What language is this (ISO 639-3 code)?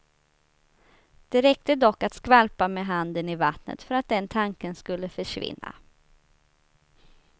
swe